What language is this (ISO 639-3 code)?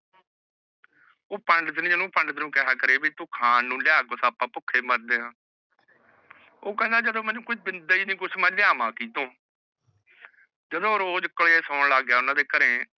pan